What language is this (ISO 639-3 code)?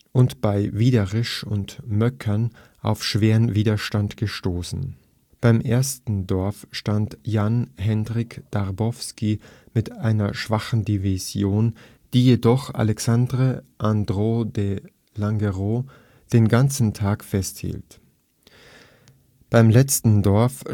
deu